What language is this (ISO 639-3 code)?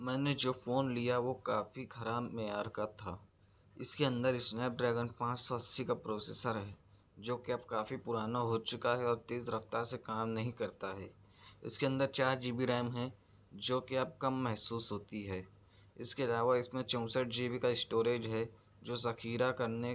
urd